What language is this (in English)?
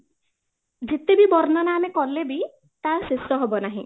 Odia